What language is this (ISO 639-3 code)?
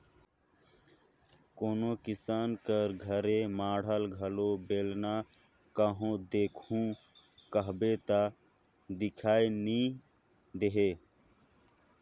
hne